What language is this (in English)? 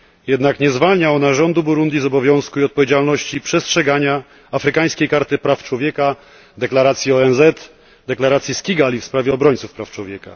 Polish